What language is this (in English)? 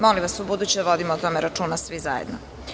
Serbian